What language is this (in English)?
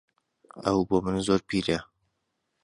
Central Kurdish